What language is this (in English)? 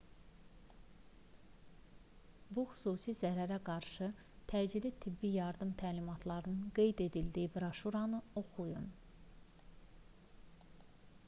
Azerbaijani